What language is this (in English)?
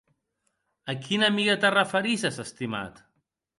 Occitan